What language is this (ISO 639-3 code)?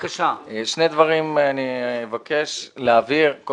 heb